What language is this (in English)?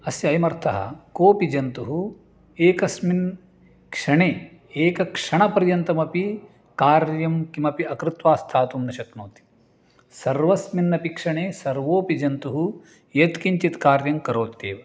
Sanskrit